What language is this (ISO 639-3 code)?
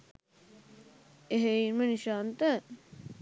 sin